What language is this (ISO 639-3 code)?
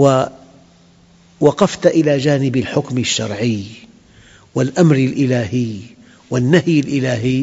ara